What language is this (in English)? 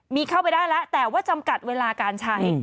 Thai